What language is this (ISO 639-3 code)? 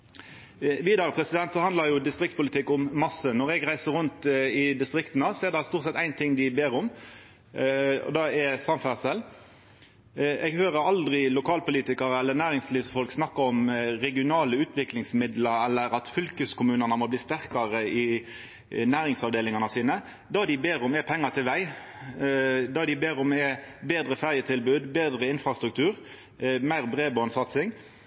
nno